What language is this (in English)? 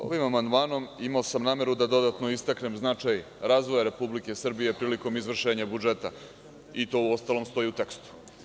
Serbian